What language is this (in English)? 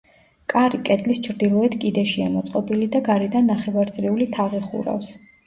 Georgian